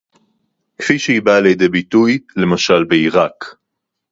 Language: Hebrew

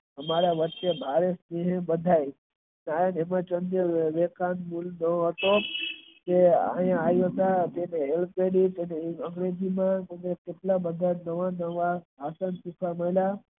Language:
Gujarati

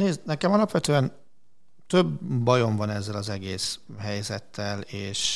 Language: Hungarian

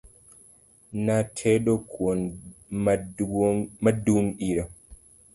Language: Luo (Kenya and Tanzania)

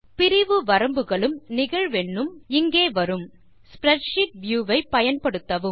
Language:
Tamil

